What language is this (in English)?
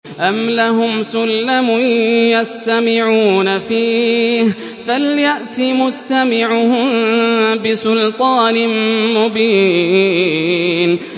Arabic